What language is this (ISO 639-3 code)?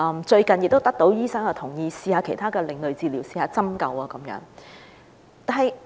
yue